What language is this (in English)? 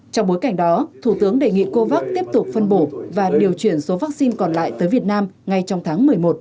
Vietnamese